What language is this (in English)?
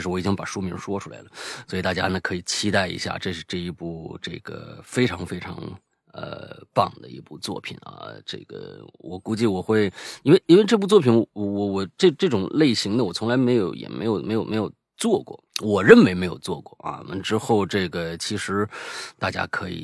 Chinese